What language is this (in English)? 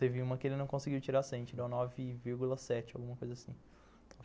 Portuguese